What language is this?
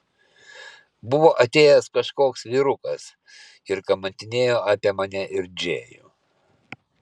Lithuanian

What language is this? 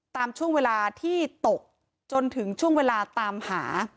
Thai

